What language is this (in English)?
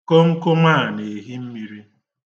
Igbo